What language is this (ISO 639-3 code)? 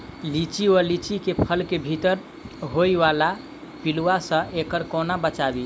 mai